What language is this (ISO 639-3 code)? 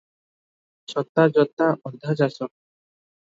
ori